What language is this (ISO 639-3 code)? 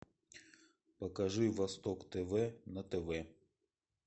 rus